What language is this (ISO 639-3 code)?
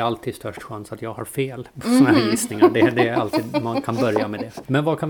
swe